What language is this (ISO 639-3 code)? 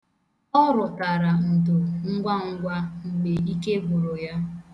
ibo